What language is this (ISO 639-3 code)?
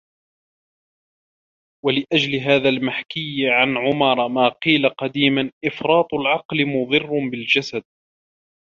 ara